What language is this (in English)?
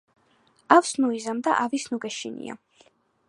Georgian